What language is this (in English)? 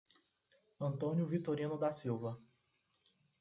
Portuguese